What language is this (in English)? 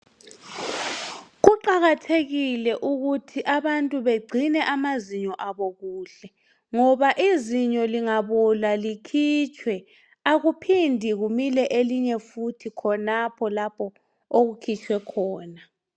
North Ndebele